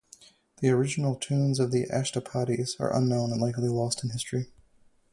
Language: English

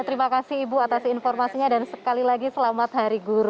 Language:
Indonesian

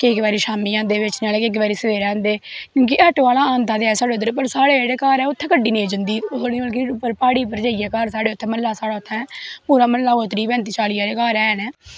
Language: Dogri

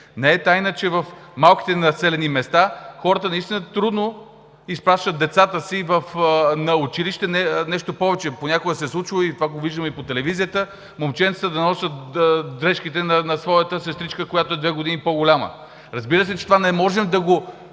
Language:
Bulgarian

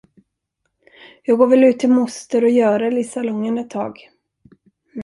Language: Swedish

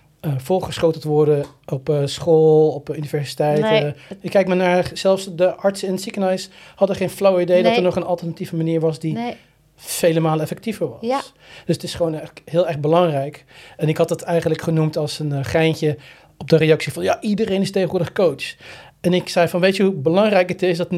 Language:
Dutch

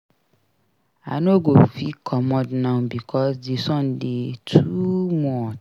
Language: Nigerian Pidgin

